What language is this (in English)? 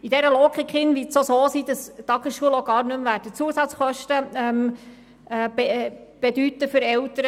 Swiss German